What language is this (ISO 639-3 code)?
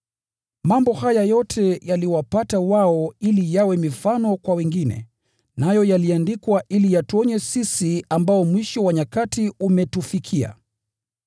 swa